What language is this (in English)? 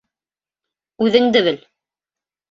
Bashkir